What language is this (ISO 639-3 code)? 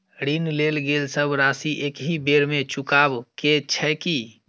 mai